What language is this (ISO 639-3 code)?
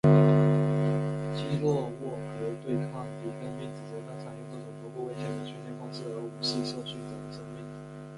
zho